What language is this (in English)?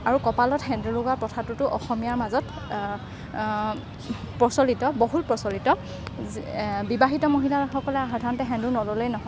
Assamese